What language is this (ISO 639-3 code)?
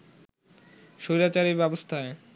ben